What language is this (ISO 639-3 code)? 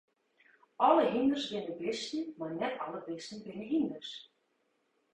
fry